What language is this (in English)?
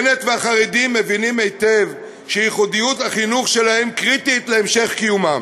Hebrew